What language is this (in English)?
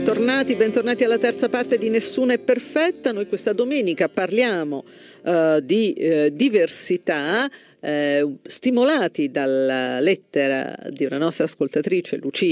Italian